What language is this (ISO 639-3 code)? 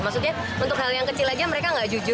ind